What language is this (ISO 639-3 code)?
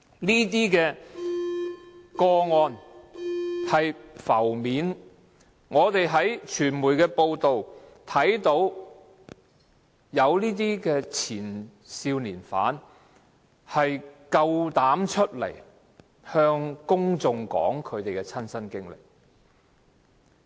yue